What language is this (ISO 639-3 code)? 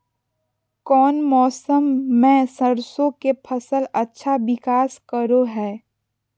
mag